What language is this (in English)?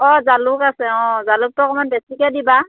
Assamese